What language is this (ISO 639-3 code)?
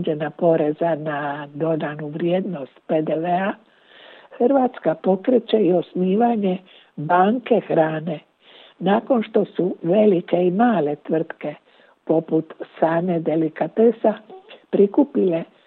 hrv